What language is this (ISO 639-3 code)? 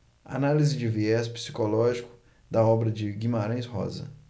por